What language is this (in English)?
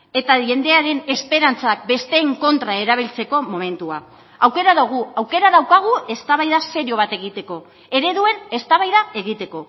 Basque